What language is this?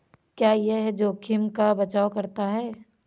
Hindi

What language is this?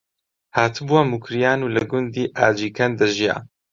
Central Kurdish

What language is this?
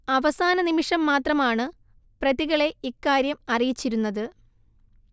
Malayalam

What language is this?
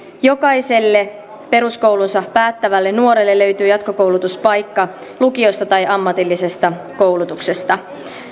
Finnish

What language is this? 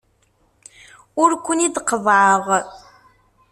Kabyle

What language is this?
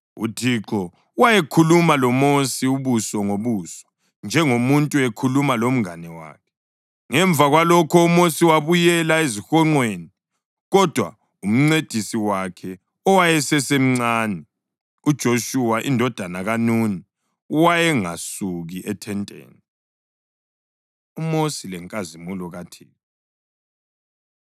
North Ndebele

